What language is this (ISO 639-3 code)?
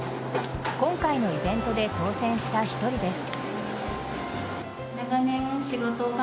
jpn